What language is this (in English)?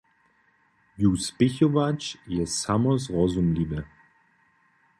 Upper Sorbian